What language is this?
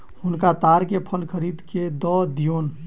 Maithili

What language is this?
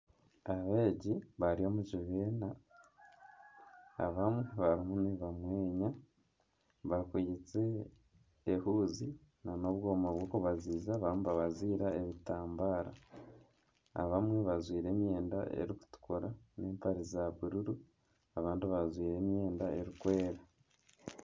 Nyankole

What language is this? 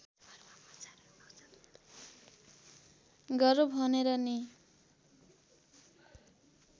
Nepali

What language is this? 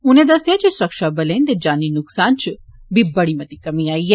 Dogri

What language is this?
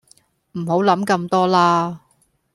Cantonese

